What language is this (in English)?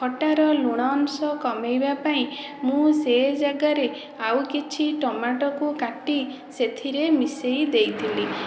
Odia